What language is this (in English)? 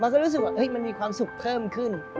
Thai